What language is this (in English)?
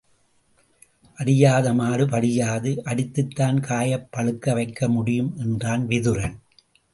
Tamil